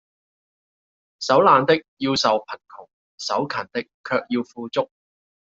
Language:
Cantonese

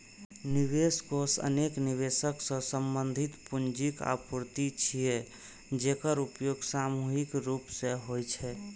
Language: Maithili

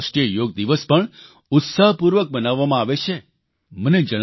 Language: Gujarati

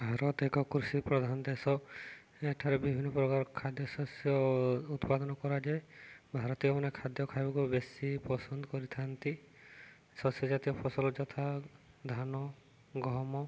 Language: Odia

